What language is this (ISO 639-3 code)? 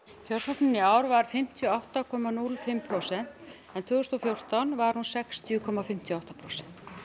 isl